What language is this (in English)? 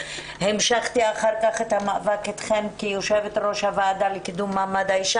Hebrew